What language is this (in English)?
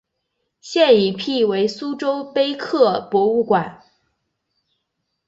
Chinese